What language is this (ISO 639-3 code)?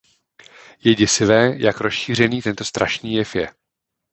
ces